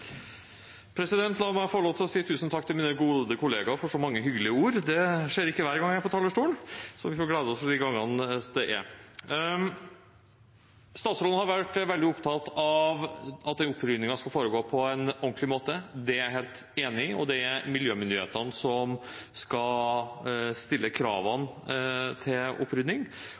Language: Norwegian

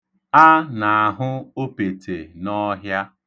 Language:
Igbo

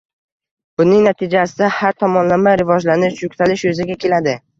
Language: Uzbek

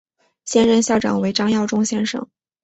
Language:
Chinese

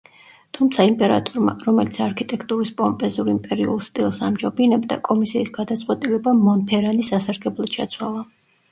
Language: Georgian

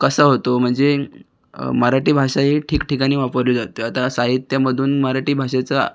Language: Marathi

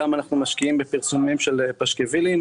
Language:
Hebrew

